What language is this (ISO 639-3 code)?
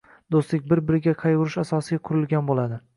uzb